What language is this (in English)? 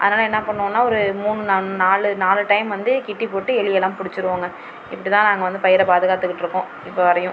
Tamil